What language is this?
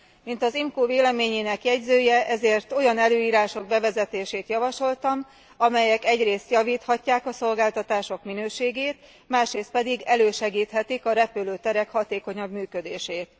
Hungarian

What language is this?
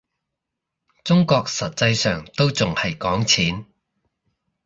Cantonese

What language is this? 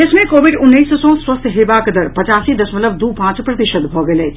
Maithili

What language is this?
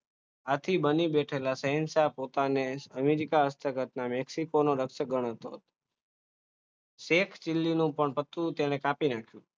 Gujarati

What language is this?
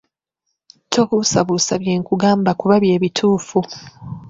Ganda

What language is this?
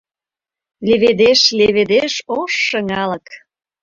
Mari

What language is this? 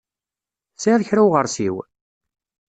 Kabyle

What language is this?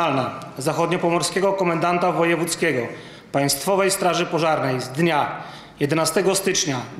Polish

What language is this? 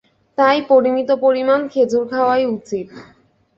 Bangla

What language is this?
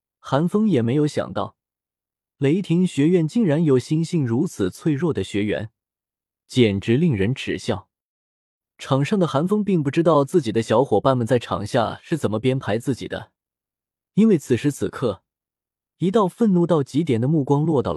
Chinese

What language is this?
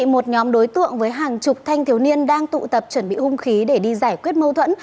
Vietnamese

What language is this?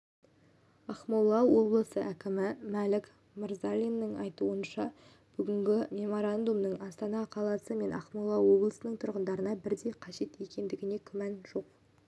Kazakh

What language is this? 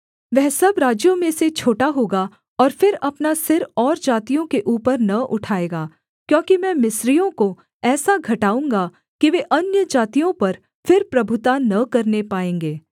Hindi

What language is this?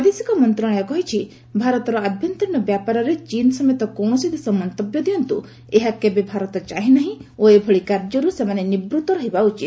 Odia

